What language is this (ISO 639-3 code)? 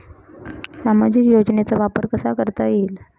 mar